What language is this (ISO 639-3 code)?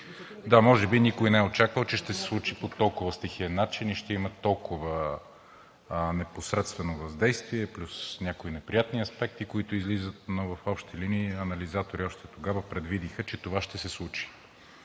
bul